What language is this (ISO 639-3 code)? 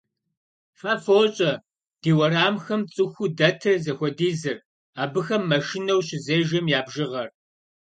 kbd